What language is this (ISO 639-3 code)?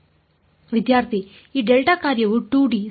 kan